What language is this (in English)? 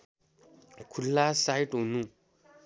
Nepali